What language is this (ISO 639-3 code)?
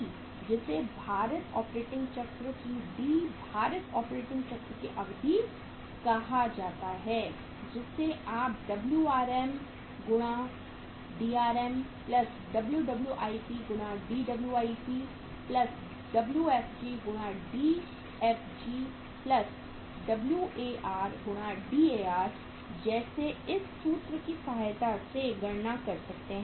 hin